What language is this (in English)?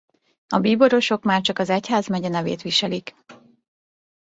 Hungarian